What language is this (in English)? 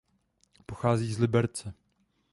Czech